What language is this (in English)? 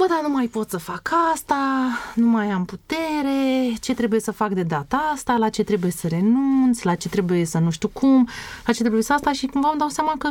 Romanian